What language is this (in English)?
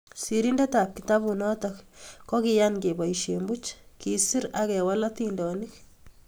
Kalenjin